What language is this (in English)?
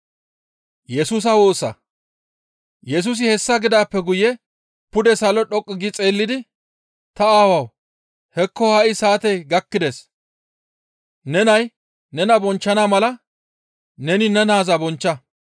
Gamo